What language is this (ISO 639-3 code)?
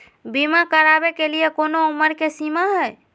mag